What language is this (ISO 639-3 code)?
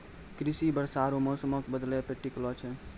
mai